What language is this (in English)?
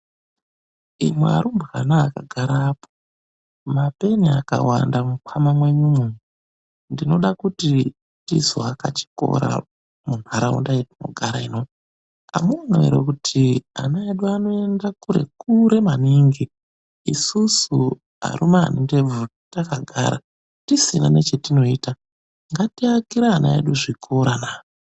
Ndau